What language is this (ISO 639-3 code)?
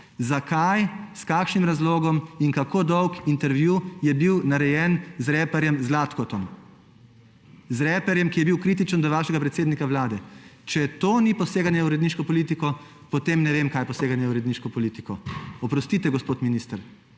slv